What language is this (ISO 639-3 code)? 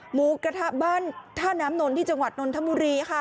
tha